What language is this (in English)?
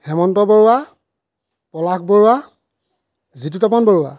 Assamese